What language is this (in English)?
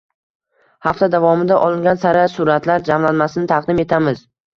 Uzbek